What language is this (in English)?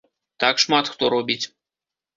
Belarusian